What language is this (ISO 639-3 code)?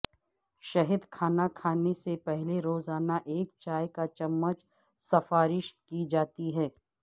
urd